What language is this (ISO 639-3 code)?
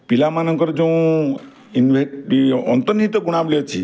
ori